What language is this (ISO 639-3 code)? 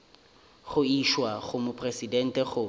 nso